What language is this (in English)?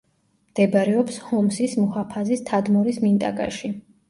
Georgian